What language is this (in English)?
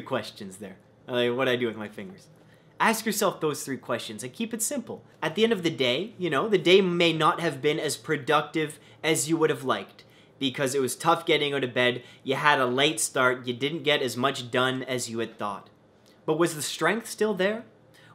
English